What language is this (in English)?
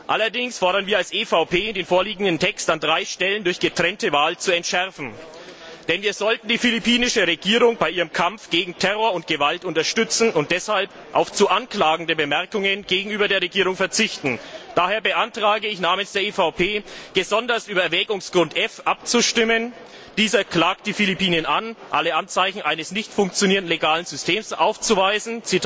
German